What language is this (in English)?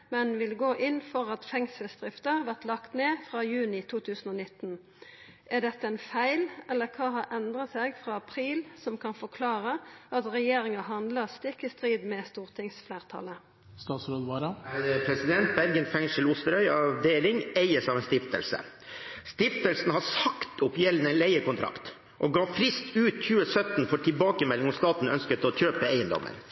Norwegian